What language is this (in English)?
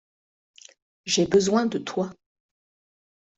French